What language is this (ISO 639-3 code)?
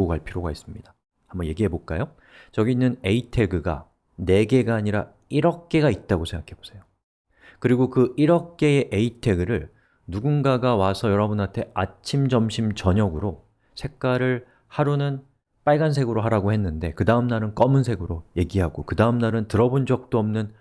kor